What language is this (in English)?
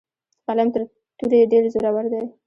Pashto